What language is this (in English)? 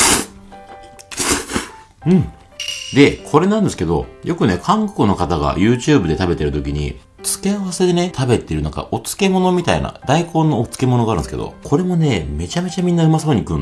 Japanese